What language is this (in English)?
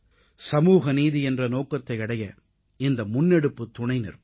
Tamil